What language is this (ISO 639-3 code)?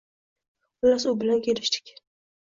uzb